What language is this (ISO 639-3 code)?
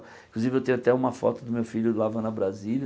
por